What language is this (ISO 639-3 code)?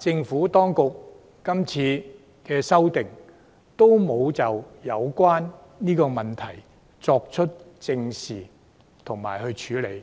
yue